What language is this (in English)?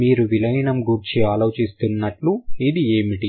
Telugu